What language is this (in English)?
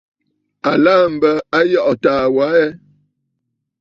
Bafut